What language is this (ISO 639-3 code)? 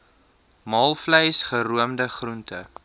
afr